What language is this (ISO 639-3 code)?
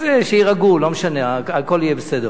heb